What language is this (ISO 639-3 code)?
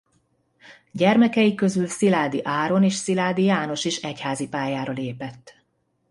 hun